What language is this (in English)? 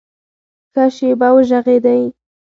Pashto